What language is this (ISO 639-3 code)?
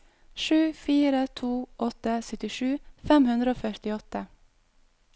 nor